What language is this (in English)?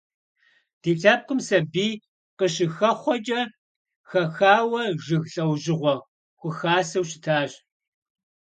Kabardian